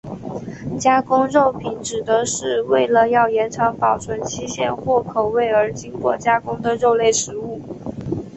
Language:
Chinese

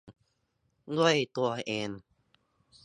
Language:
Thai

